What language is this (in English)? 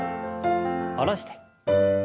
Japanese